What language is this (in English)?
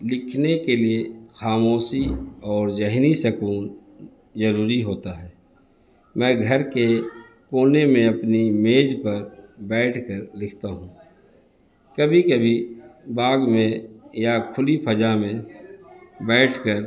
Urdu